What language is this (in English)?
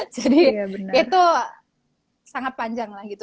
Indonesian